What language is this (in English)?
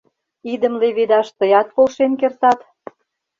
Mari